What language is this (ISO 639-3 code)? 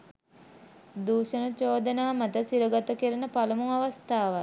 sin